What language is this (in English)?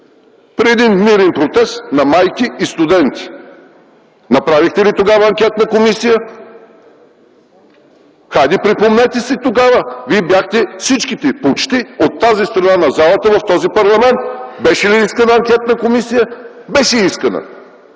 Bulgarian